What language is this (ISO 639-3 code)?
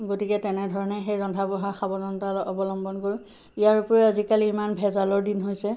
asm